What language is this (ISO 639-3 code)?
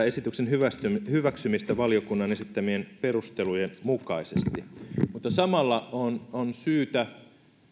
fin